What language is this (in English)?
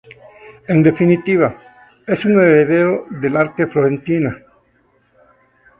Spanish